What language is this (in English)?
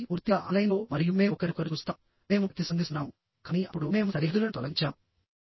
Telugu